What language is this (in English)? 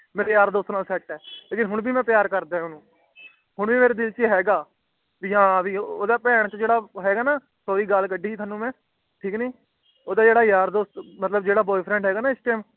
Punjabi